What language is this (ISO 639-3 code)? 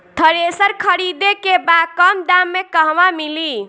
bho